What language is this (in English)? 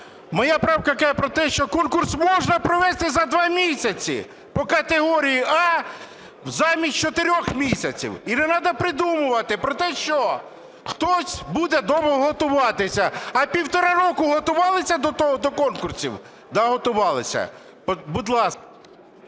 Ukrainian